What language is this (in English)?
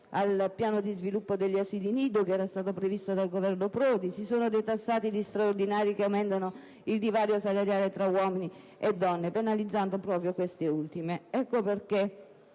Italian